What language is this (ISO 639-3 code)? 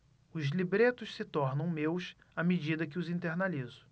por